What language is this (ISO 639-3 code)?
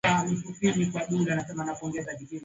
swa